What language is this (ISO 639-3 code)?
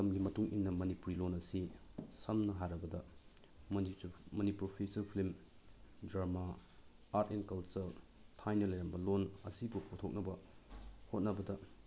mni